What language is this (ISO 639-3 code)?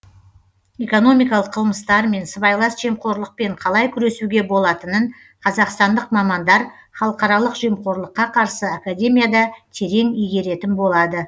kaz